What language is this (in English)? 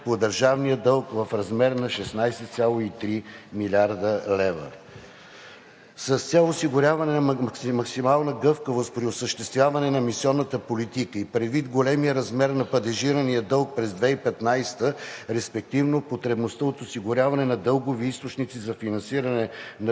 Bulgarian